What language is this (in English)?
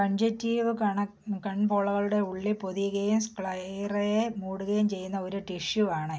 Malayalam